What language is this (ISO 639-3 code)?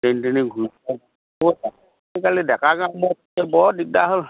asm